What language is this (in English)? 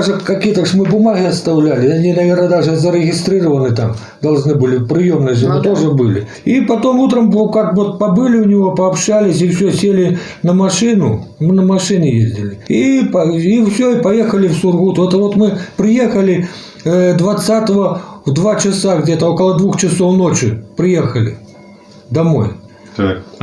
Russian